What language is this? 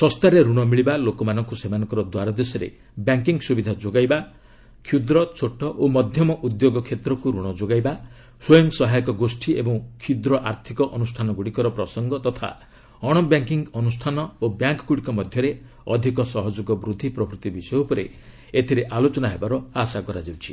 Odia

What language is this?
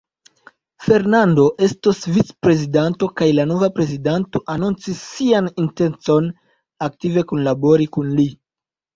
Esperanto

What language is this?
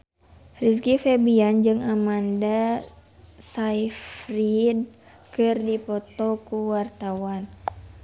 Sundanese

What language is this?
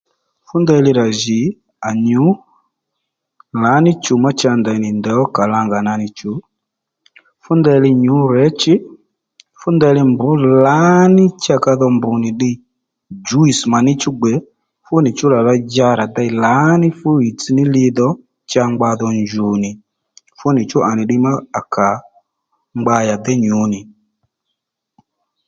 Lendu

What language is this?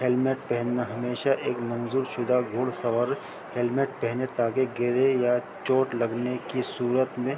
Urdu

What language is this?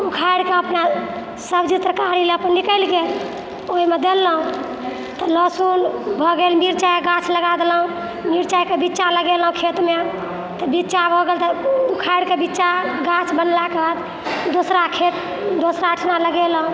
Maithili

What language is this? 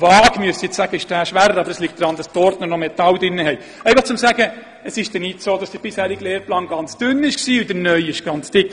Swiss German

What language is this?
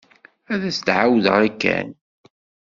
Kabyle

